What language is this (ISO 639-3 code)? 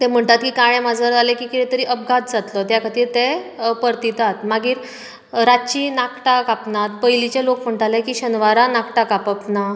kok